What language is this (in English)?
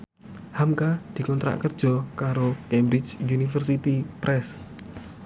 Javanese